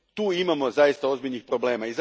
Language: Croatian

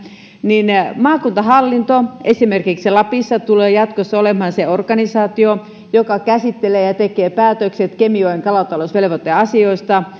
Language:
Finnish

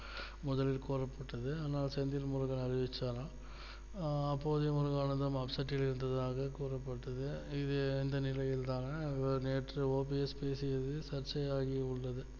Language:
Tamil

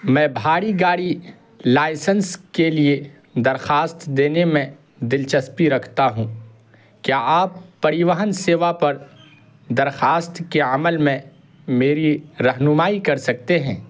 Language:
Urdu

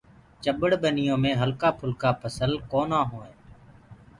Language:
Gurgula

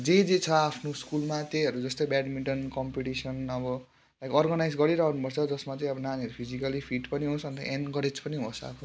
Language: Nepali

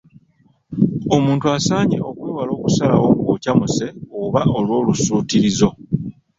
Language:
Ganda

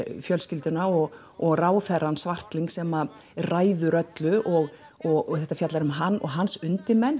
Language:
Icelandic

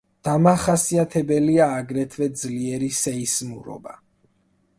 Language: Georgian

